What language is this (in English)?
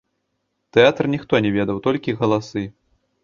Belarusian